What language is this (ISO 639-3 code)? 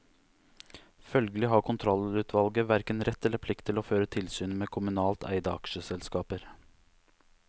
nor